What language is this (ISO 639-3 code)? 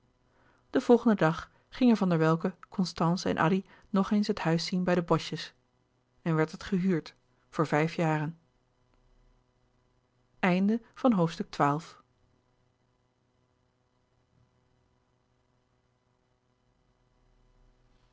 nld